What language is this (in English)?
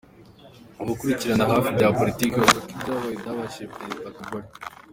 Kinyarwanda